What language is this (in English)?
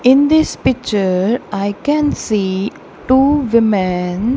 English